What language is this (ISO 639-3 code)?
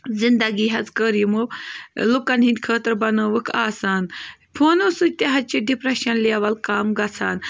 kas